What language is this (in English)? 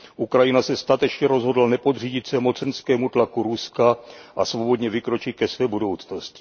Czech